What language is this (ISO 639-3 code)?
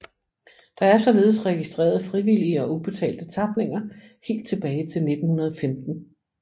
dan